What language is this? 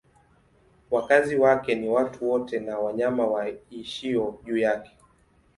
Swahili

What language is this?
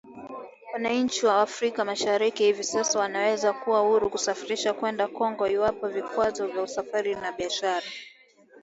Swahili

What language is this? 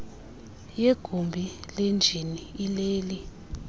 Xhosa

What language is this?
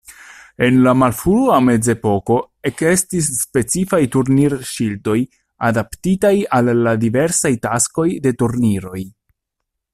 Esperanto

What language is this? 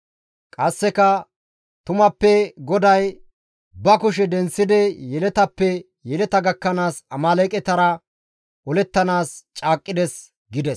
Gamo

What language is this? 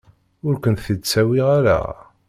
Kabyle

